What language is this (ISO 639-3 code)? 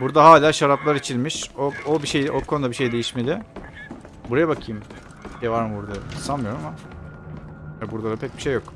tur